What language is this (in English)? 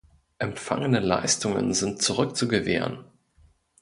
German